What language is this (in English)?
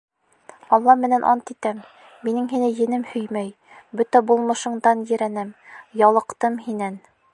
Bashkir